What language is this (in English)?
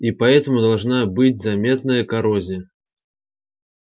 Russian